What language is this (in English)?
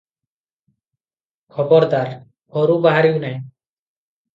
Odia